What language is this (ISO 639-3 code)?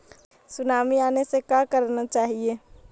mag